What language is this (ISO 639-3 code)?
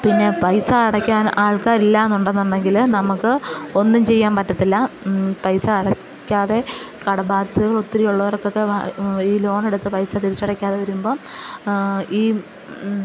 mal